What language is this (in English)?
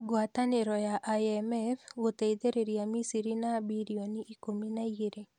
Kikuyu